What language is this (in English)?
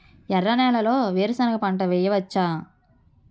Telugu